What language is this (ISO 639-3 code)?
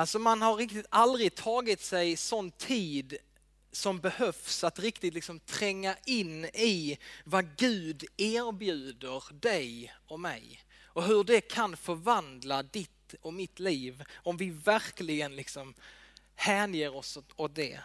swe